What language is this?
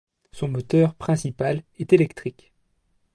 French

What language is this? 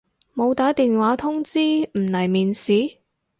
Cantonese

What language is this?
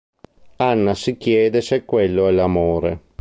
Italian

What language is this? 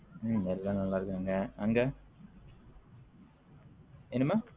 Tamil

